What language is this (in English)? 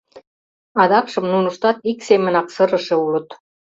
Mari